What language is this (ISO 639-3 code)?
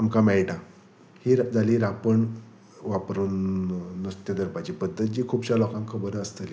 kok